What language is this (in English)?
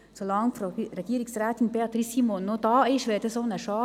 Swiss German